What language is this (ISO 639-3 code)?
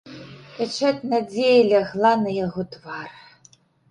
bel